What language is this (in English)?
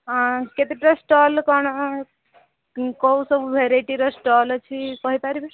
Odia